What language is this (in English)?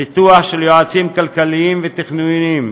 Hebrew